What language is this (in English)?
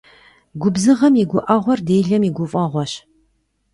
Kabardian